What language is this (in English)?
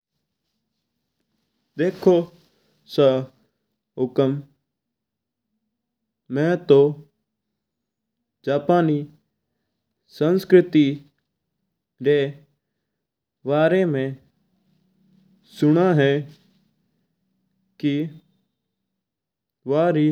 Mewari